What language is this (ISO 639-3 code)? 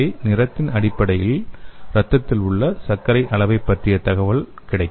tam